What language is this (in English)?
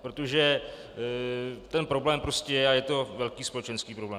Czech